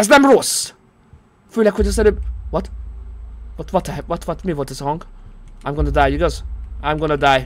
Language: Hungarian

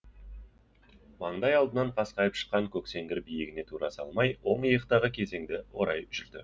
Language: Kazakh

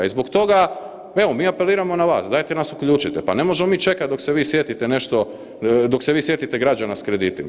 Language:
Croatian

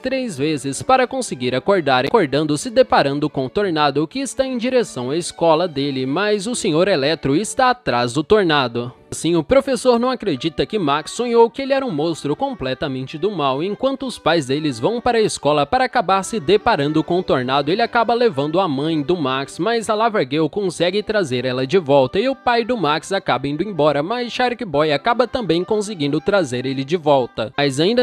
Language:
Portuguese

